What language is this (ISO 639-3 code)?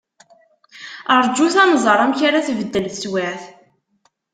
kab